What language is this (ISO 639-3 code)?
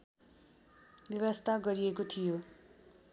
nep